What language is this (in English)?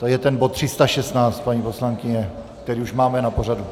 Czech